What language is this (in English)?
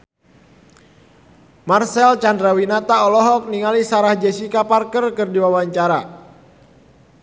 Sundanese